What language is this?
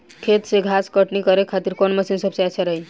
Bhojpuri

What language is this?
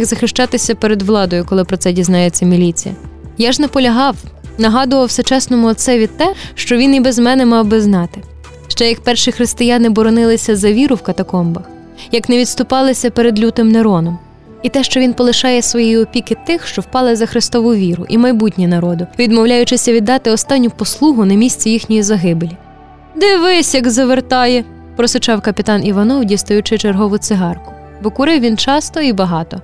Ukrainian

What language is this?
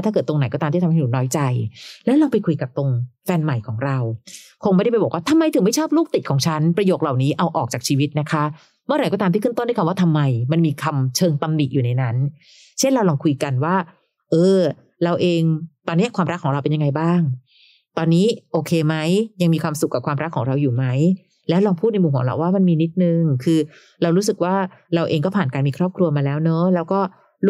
Thai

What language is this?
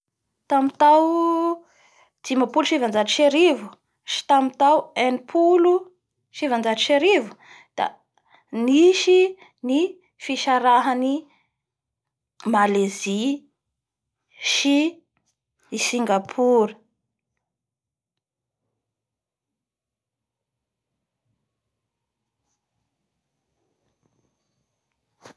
Bara Malagasy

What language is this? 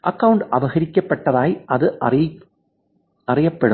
Malayalam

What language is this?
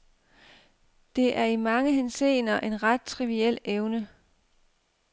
Danish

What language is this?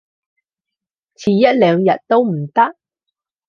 Cantonese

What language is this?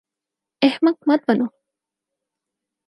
Urdu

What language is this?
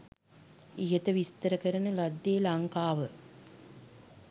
Sinhala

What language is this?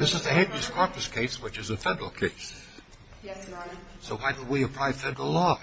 English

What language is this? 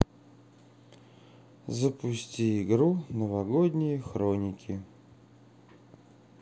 Russian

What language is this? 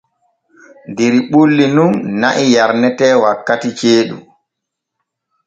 Borgu Fulfulde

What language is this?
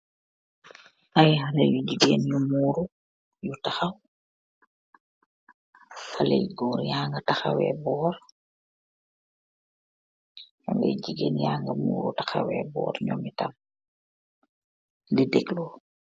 Wolof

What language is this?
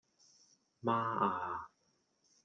Cantonese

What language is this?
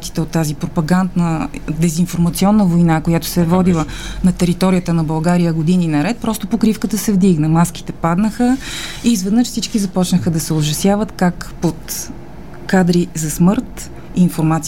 Bulgarian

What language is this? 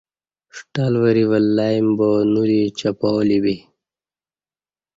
Kati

